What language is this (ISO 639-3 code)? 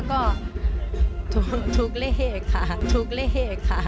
tha